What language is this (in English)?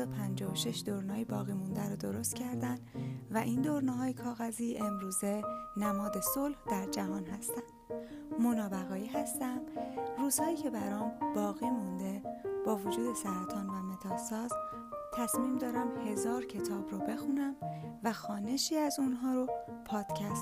Persian